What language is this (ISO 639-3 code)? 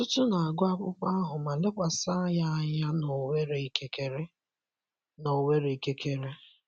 ibo